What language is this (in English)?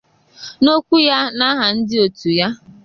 Igbo